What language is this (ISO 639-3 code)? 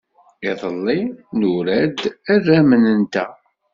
kab